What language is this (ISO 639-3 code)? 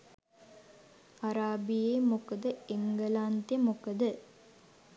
sin